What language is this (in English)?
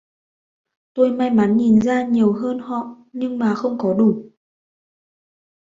Vietnamese